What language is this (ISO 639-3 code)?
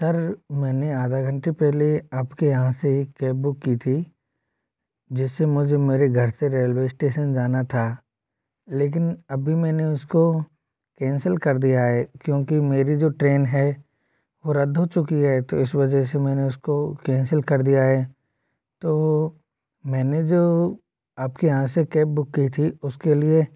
hin